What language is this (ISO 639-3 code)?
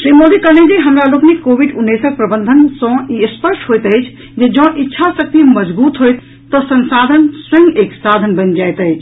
mai